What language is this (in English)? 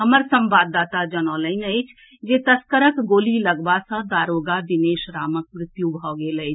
Maithili